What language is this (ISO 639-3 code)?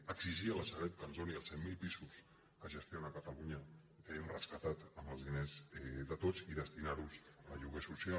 cat